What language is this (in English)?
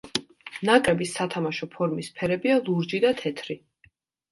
Georgian